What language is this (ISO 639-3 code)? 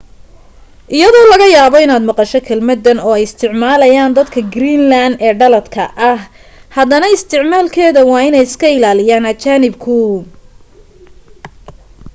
som